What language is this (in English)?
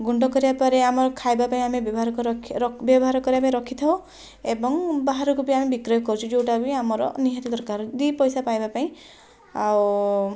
Odia